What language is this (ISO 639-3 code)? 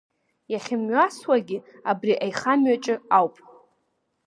abk